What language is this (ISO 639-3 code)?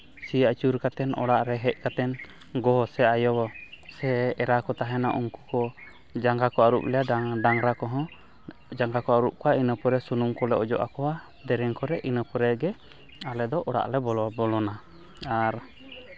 sat